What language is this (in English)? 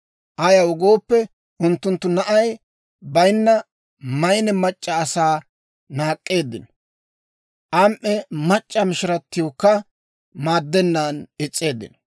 Dawro